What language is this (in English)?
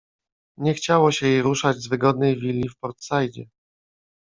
Polish